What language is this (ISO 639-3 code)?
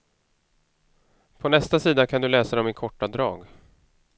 swe